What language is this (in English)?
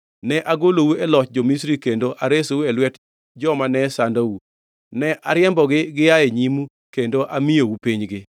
Luo (Kenya and Tanzania)